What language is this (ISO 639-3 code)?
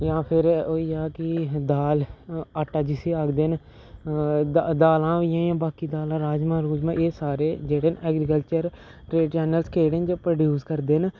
doi